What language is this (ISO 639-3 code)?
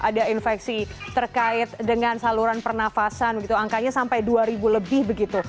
ind